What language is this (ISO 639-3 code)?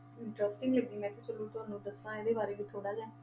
pan